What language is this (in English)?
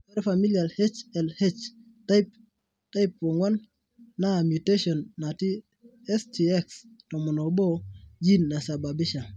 Masai